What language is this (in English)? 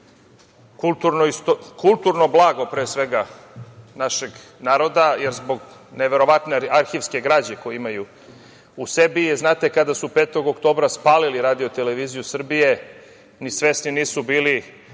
Serbian